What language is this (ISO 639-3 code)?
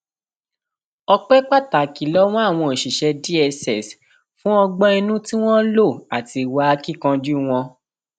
yor